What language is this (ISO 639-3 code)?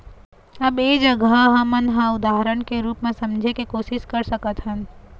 hne